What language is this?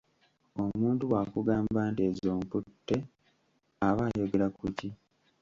Ganda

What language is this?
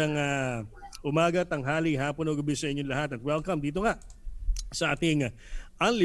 Filipino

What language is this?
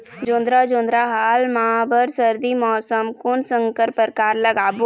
Chhattisgarhi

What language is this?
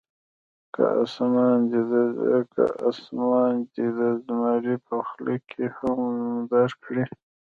Pashto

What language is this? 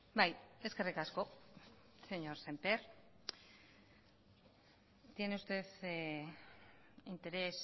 Basque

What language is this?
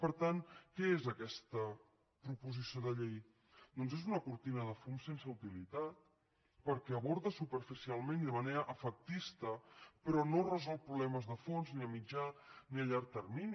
Catalan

